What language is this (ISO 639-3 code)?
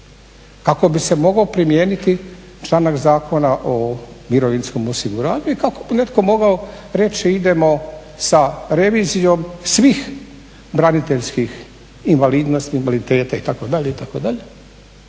hrv